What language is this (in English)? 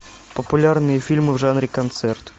Russian